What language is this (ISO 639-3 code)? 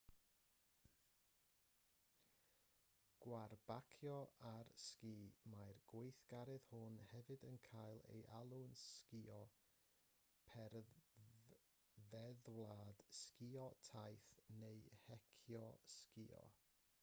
cym